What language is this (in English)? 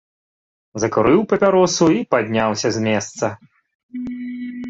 Belarusian